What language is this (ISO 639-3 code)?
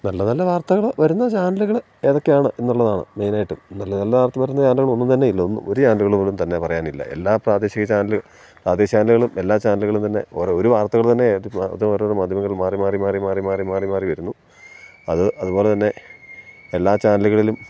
mal